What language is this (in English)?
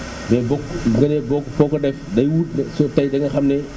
Wolof